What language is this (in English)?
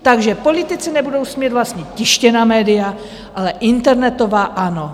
Czech